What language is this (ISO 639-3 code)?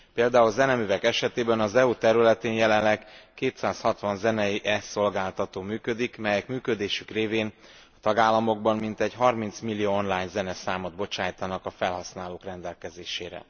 hun